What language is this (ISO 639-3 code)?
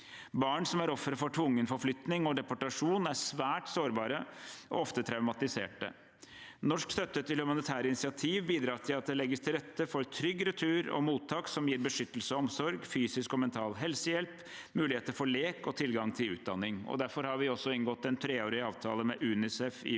nor